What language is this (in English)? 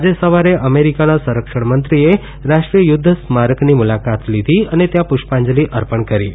Gujarati